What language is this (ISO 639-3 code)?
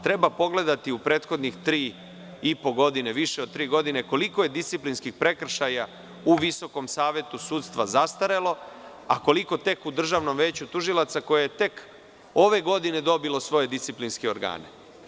srp